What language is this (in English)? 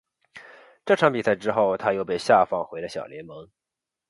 Chinese